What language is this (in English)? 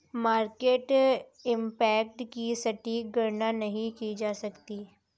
Hindi